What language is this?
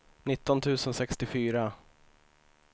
Swedish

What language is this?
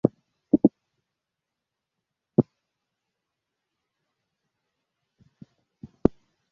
Kinyarwanda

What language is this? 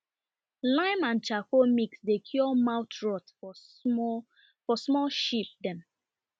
Nigerian Pidgin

